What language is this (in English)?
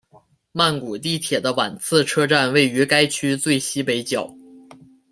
Chinese